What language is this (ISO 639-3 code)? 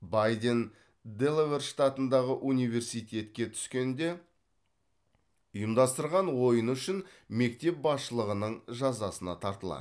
kaz